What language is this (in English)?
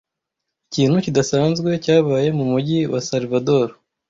Kinyarwanda